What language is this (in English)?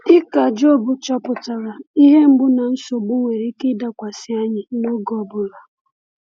Igbo